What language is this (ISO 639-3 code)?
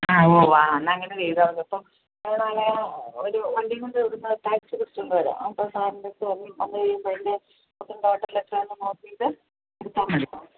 mal